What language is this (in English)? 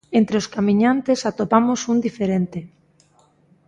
Galician